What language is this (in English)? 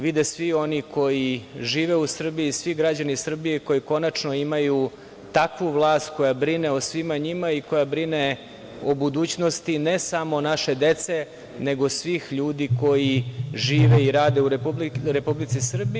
Serbian